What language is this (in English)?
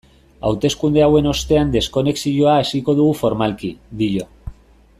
Basque